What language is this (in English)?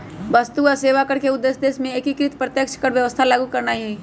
Magahi